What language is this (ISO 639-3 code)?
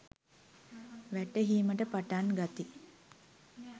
sin